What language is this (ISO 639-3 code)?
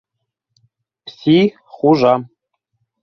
bak